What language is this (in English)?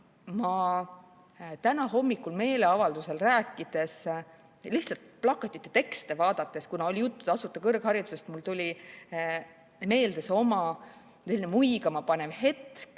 Estonian